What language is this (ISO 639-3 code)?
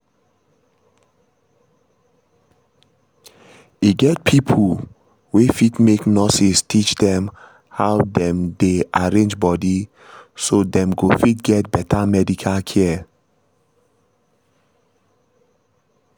pcm